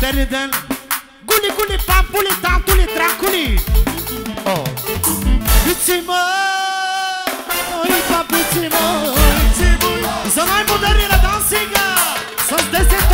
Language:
Turkish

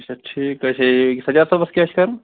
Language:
Kashmiri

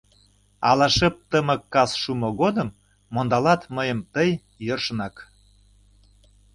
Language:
Mari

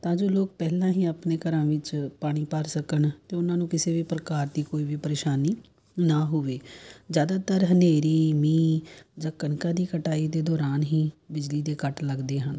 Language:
Punjabi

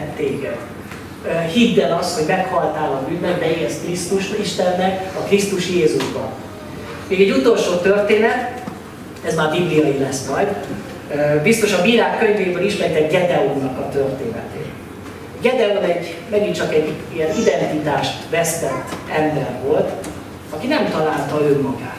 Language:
Hungarian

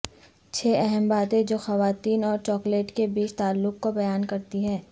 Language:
Urdu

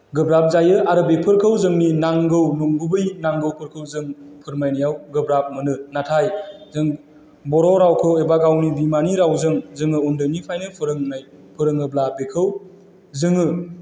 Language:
Bodo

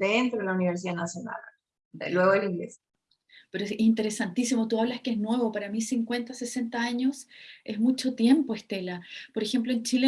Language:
Spanish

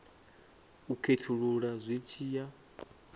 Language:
Venda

